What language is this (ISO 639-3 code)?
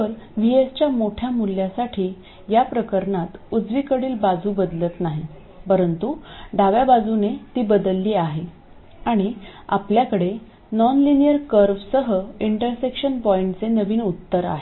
mar